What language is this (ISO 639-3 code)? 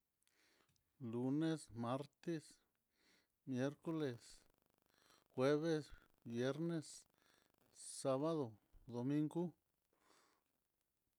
vmm